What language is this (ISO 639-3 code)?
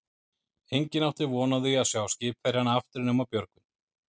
isl